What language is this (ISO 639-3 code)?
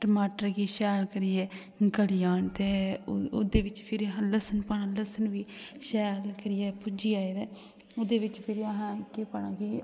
doi